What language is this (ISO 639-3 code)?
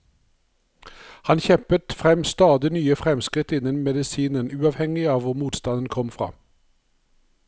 nor